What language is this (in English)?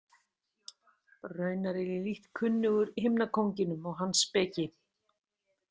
Icelandic